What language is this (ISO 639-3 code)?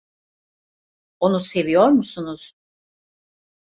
tur